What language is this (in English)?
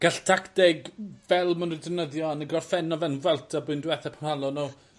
Welsh